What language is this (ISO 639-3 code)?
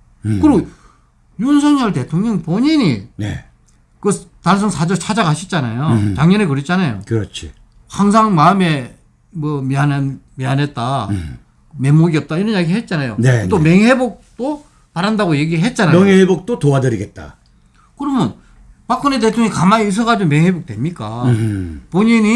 kor